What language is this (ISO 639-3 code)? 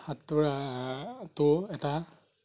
asm